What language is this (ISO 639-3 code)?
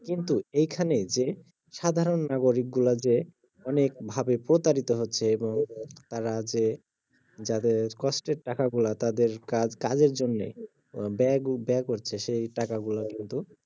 ben